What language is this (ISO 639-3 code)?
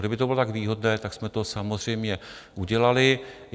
ces